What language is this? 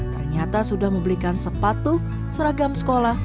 Indonesian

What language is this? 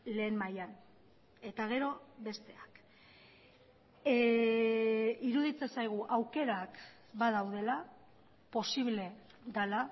Basque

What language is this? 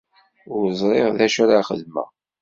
Kabyle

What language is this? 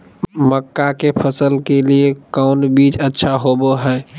Magahi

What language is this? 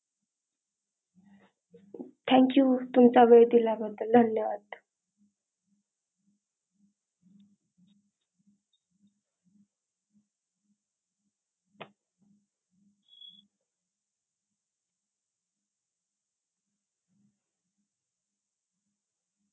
Marathi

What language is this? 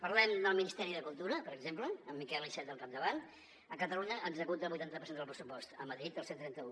Catalan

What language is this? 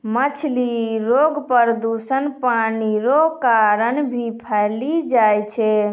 Maithili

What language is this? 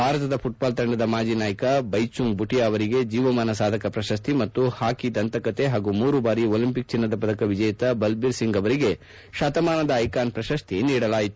Kannada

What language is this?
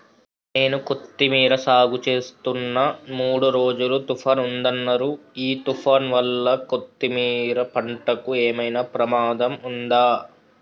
Telugu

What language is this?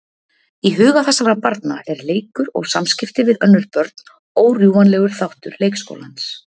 Icelandic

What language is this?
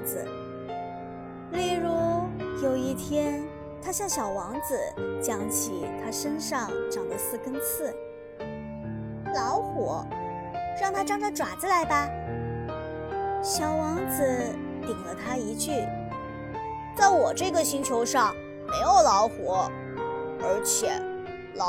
Chinese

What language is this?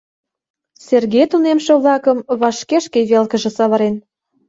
Mari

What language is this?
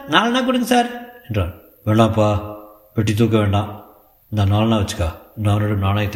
Tamil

